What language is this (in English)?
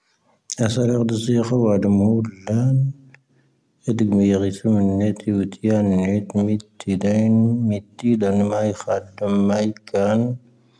Tahaggart Tamahaq